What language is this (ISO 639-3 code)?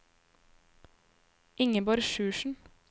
nor